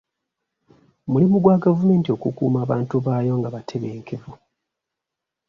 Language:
Ganda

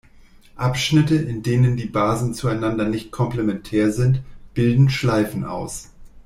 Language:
German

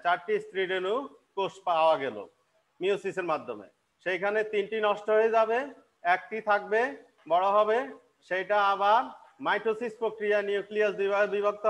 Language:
Hindi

